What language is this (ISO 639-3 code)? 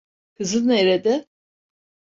tur